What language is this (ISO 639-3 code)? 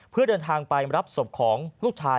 tha